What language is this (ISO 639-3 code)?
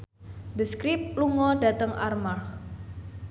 jav